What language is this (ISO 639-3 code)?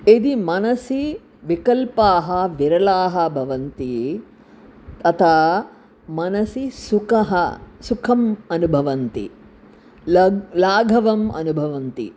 san